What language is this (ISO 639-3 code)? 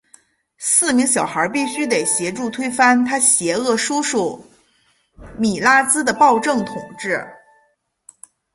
zho